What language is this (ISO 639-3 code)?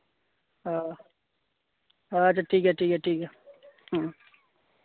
sat